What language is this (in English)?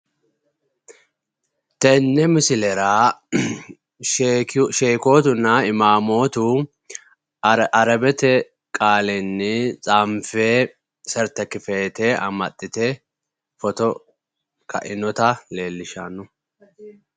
Sidamo